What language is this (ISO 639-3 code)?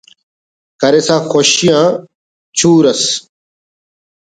brh